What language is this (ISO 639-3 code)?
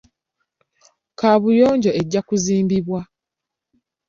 lug